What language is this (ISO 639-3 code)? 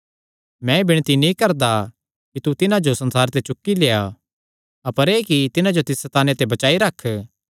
xnr